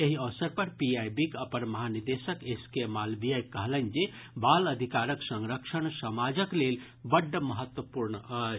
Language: Maithili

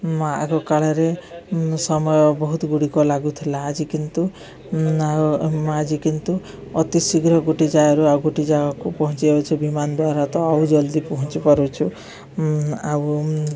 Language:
Odia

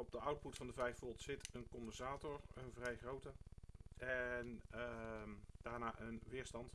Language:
Dutch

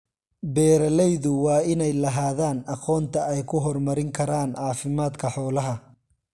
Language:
Somali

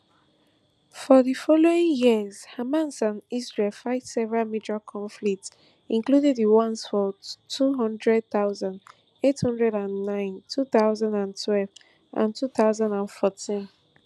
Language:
Nigerian Pidgin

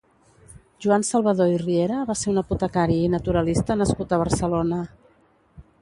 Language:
Catalan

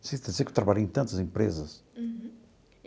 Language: Portuguese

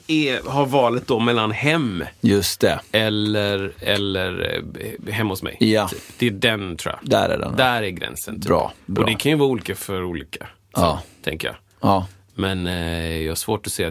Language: Swedish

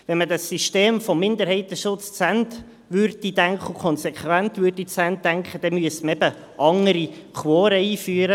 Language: Swiss German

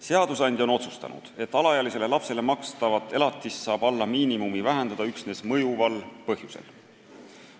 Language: Estonian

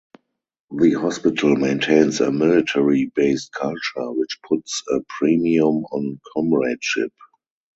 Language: English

